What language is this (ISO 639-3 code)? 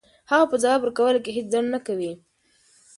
pus